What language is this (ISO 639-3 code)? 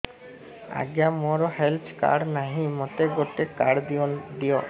ori